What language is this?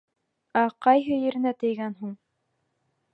Bashkir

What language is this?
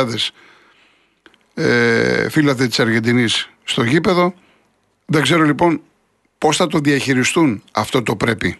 Greek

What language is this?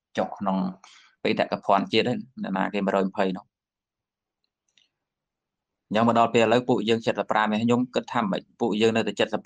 Vietnamese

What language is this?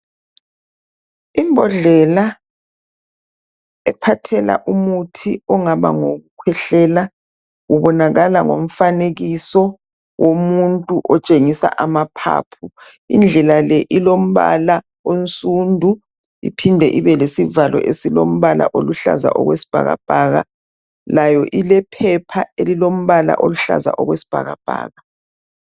North Ndebele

